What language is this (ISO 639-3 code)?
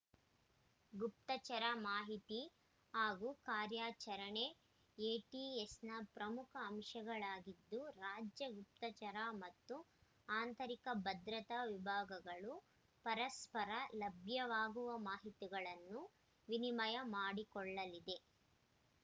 kan